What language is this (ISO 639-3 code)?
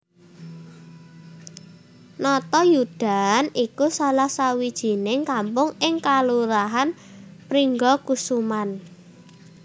jav